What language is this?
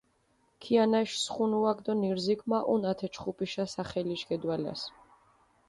Mingrelian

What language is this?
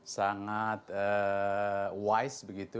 Indonesian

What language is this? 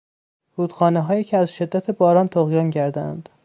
Persian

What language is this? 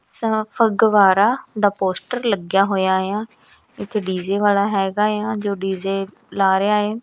Punjabi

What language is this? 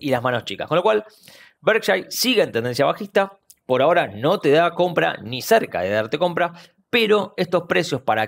Spanish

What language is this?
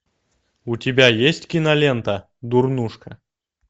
Russian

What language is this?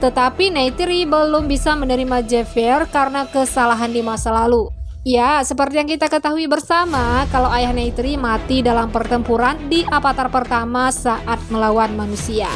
Indonesian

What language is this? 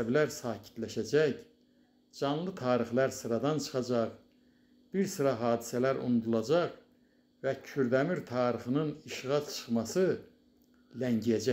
Turkish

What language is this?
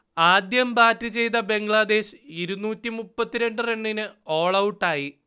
Malayalam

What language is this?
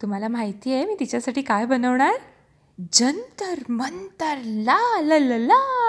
Marathi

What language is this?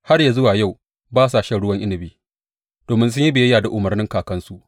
Hausa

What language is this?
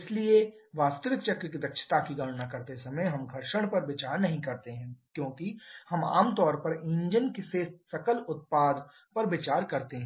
Hindi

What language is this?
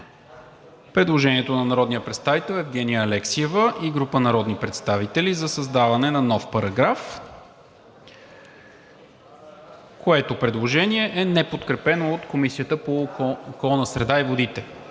Bulgarian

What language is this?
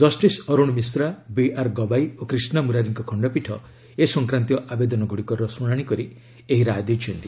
Odia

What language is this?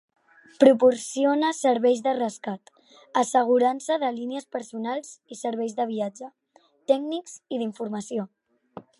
Catalan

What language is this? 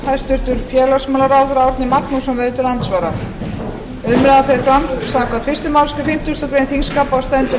Icelandic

